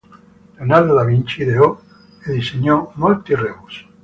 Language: Italian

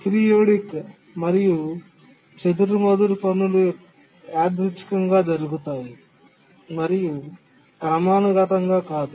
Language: Telugu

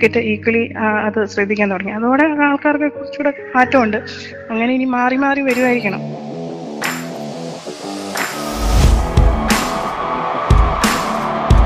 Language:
Malayalam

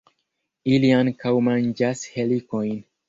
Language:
Esperanto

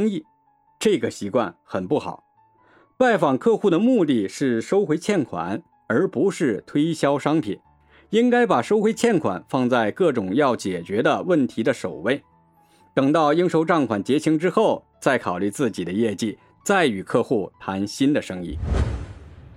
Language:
Chinese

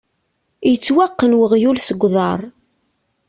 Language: Kabyle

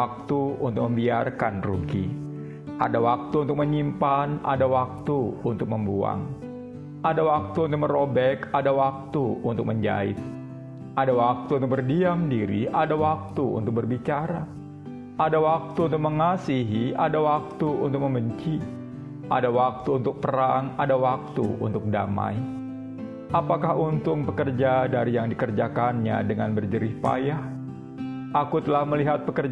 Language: Indonesian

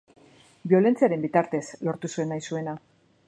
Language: Basque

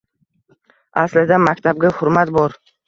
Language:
Uzbek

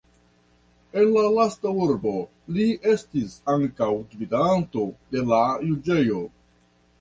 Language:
Esperanto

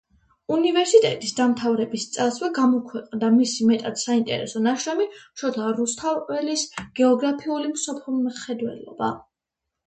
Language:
Georgian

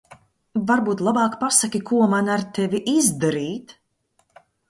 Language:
Latvian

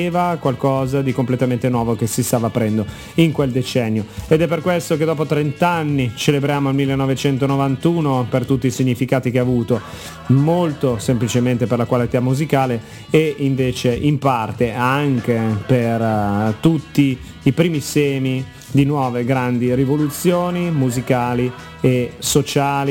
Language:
Italian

